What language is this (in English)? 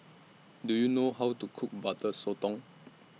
English